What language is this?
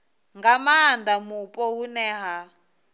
Venda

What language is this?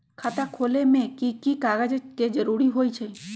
Magahi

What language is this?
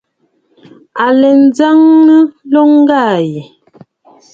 Bafut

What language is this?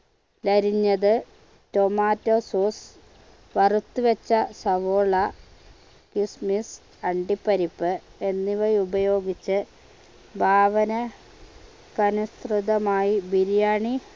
Malayalam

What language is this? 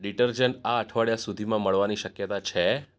Gujarati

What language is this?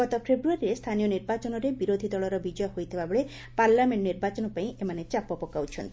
Odia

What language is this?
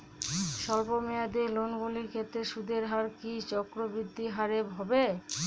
Bangla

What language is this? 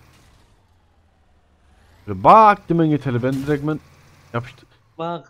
Turkish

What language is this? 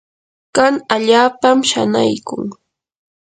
Yanahuanca Pasco Quechua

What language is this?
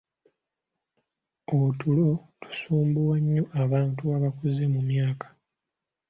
Ganda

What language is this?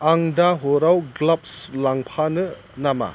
Bodo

